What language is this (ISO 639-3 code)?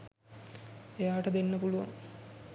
sin